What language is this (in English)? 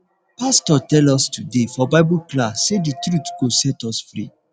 Nigerian Pidgin